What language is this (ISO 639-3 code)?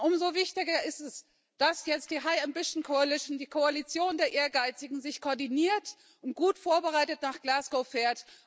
deu